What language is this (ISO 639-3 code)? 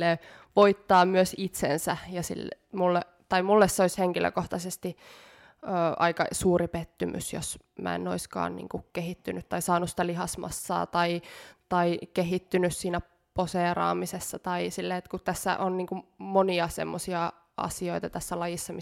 fin